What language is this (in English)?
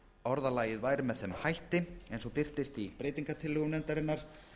Icelandic